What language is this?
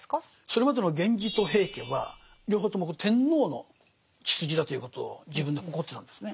Japanese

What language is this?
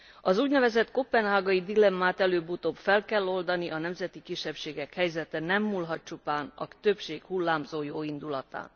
Hungarian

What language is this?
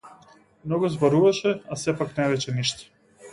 Macedonian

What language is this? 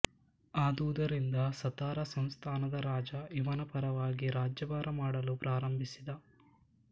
Kannada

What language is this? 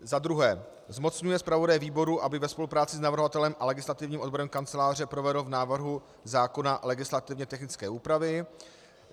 Czech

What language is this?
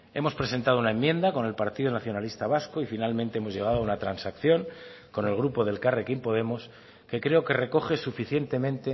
Spanish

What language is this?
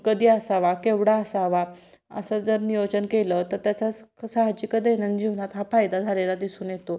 Marathi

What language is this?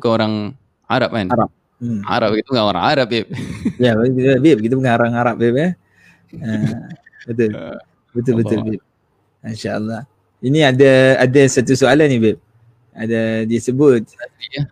Malay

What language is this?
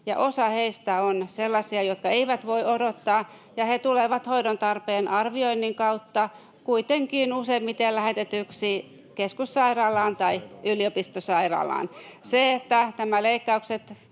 Finnish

